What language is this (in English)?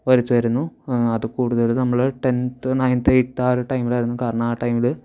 Malayalam